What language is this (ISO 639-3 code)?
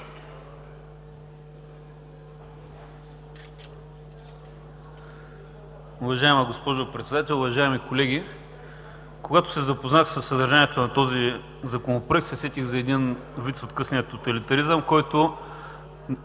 bul